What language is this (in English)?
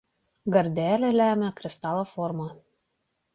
Lithuanian